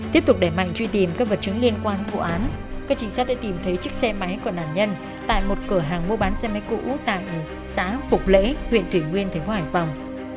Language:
Vietnamese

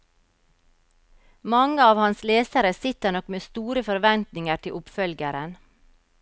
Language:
Norwegian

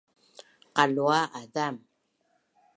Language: Bunun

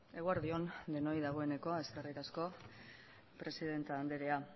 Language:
Basque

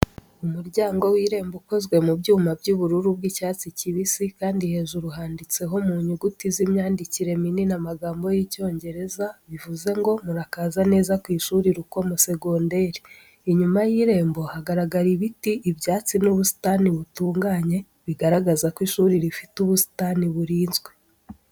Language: Kinyarwanda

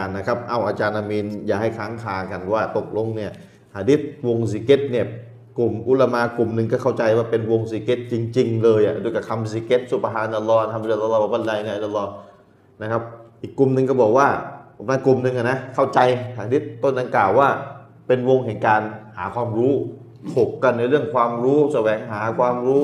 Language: Thai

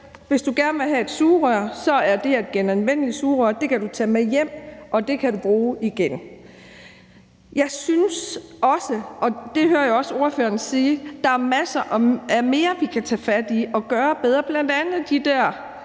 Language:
Danish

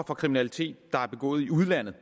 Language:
Danish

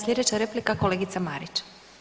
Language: Croatian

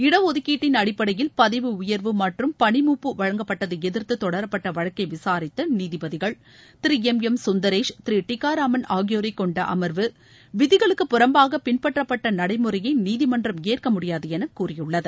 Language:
Tamil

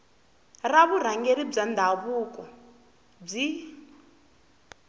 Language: Tsonga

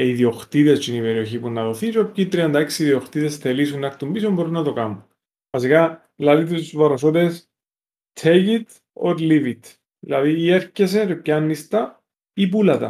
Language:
Greek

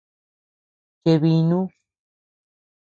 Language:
Tepeuxila Cuicatec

